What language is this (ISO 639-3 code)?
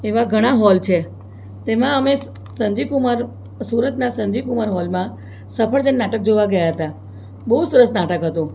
guj